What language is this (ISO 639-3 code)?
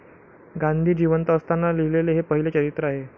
mar